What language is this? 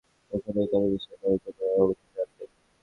Bangla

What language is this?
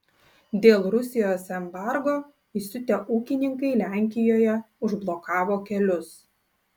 Lithuanian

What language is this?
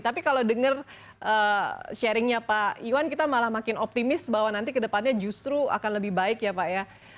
Indonesian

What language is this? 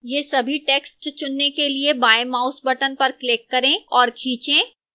Hindi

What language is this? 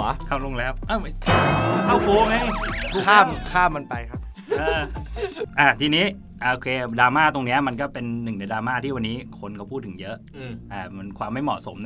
Thai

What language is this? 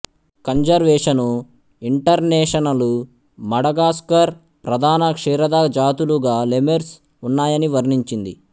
Telugu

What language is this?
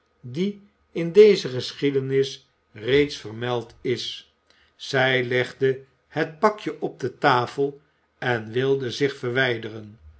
Dutch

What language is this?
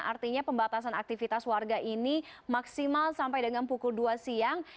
Indonesian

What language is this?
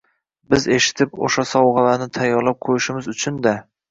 Uzbek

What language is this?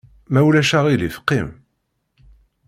Kabyle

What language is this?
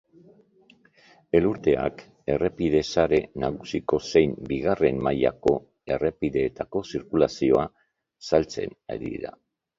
Basque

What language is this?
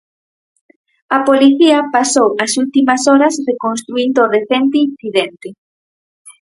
Galician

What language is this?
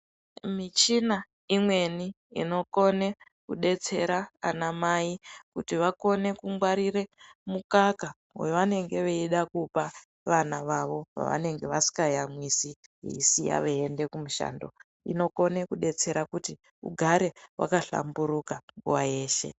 Ndau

